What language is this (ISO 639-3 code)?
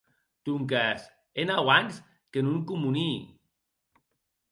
oci